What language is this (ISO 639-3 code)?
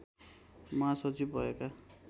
nep